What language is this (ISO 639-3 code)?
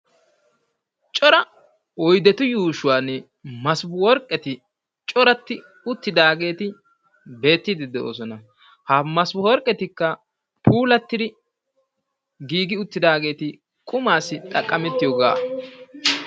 wal